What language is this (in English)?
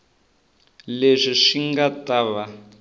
Tsonga